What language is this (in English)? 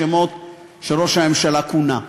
Hebrew